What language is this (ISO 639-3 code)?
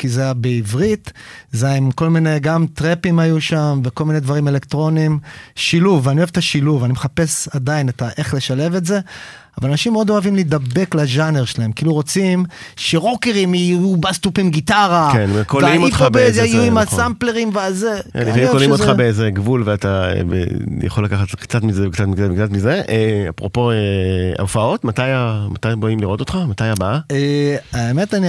heb